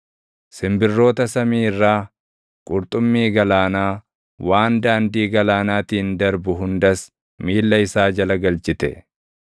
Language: Oromo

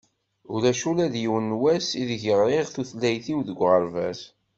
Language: Kabyle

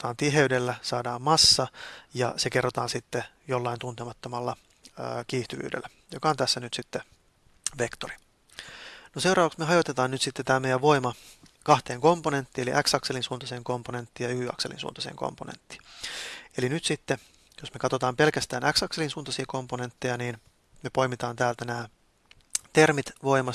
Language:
Finnish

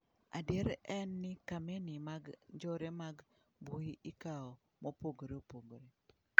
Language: Luo (Kenya and Tanzania)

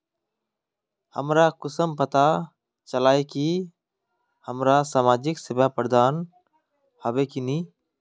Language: Magahi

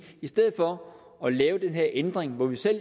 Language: Danish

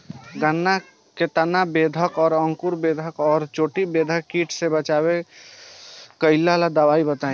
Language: Bhojpuri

